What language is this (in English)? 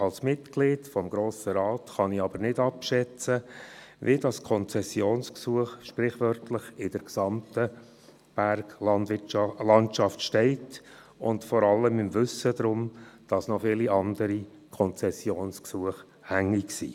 Swiss German